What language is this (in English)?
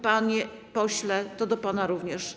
Polish